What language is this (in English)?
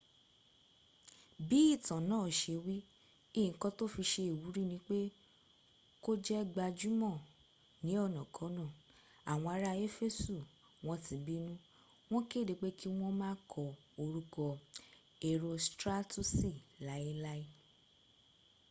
Yoruba